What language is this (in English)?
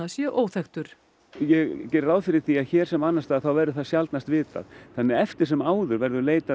Icelandic